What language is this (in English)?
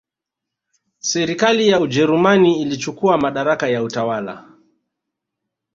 Swahili